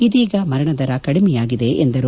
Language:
Kannada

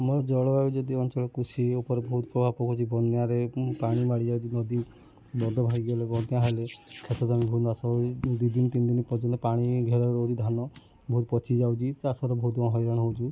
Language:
Odia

